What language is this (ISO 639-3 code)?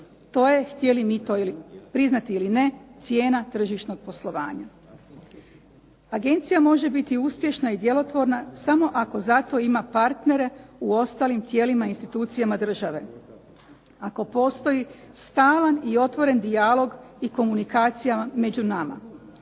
hrv